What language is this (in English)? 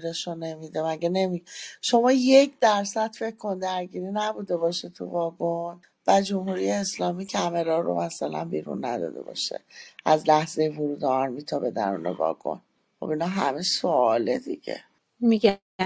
Persian